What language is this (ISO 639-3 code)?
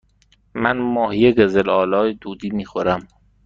fas